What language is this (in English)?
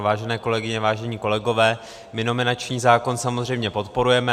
Czech